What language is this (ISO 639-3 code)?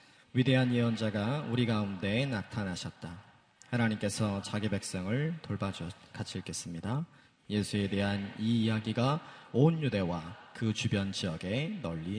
kor